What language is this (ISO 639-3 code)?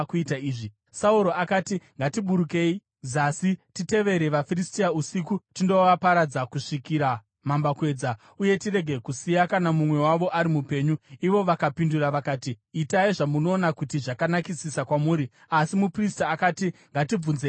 sna